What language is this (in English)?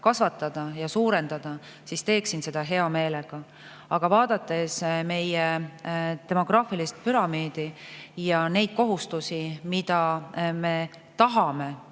Estonian